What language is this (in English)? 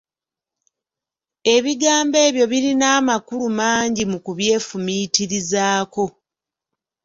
Ganda